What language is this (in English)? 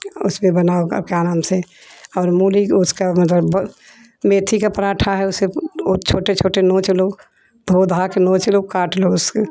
Hindi